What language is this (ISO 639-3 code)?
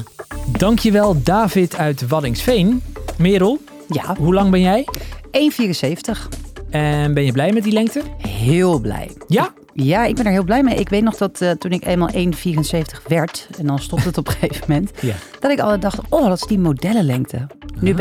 nld